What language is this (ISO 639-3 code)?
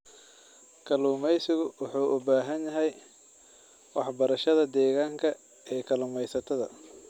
som